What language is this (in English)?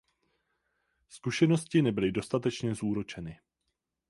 Czech